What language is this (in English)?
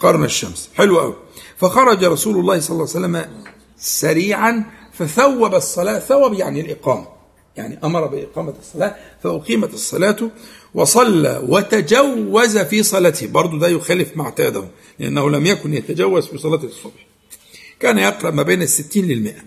Arabic